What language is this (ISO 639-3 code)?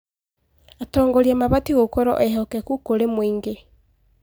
kik